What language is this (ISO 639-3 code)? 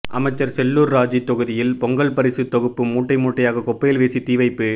tam